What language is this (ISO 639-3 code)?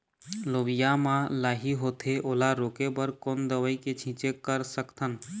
hne